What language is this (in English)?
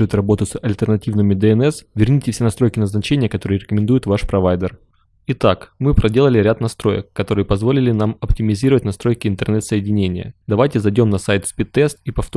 Russian